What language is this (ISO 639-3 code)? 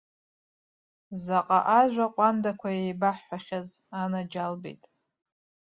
abk